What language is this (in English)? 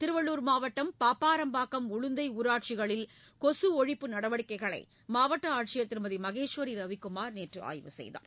Tamil